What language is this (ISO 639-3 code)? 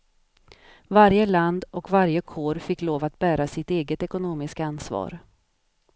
swe